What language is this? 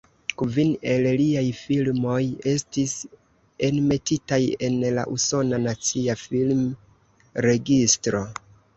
Esperanto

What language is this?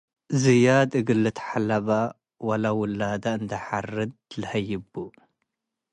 Tigre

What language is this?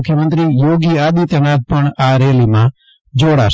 Gujarati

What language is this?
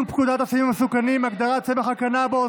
Hebrew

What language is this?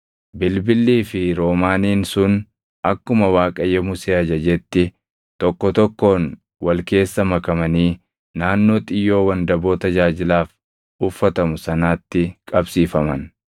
Oromo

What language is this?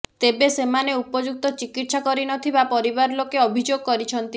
Odia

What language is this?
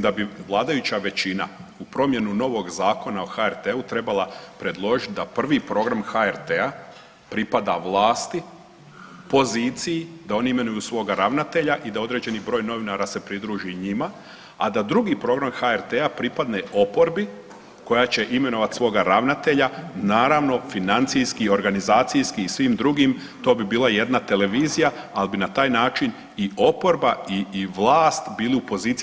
Croatian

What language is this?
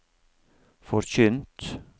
Norwegian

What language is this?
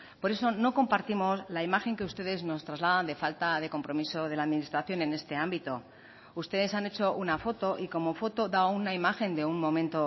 Spanish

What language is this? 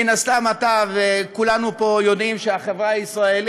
Hebrew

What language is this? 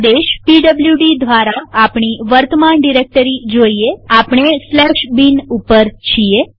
Gujarati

